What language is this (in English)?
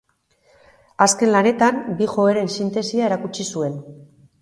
Basque